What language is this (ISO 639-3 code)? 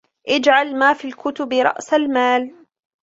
ara